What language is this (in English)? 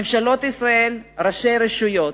Hebrew